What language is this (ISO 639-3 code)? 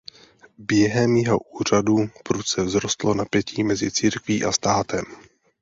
ces